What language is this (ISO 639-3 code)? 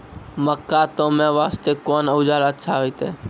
mai